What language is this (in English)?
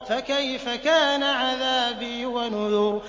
Arabic